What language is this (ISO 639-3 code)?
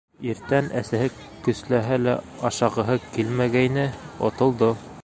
bak